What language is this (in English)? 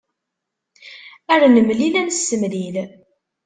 Kabyle